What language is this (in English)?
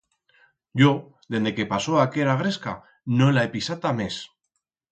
Aragonese